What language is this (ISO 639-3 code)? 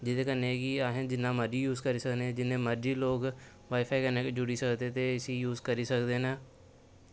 doi